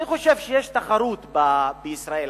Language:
Hebrew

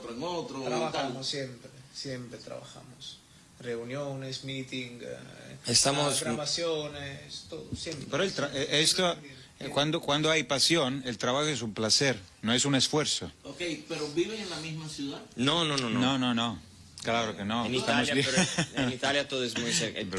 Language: Spanish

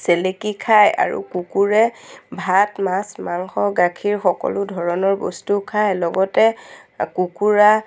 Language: Assamese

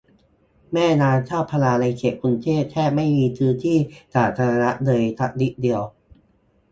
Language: Thai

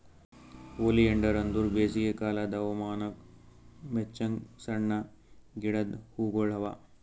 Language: Kannada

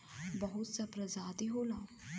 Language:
Bhojpuri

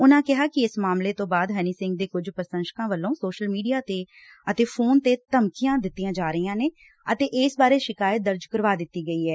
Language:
Punjabi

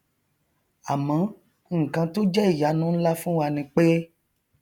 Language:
Yoruba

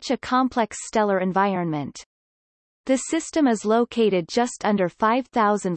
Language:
English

